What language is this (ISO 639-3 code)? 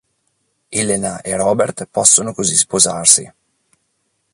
ita